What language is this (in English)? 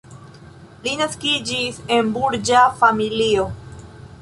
Esperanto